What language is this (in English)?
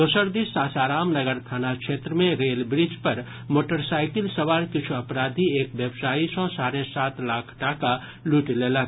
Maithili